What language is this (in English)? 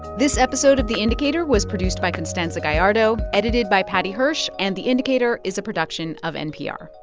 English